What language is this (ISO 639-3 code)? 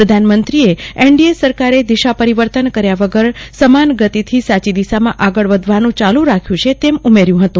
guj